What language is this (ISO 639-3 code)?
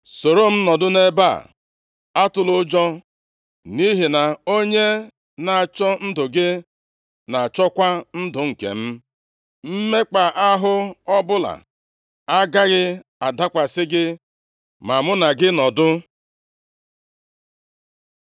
ibo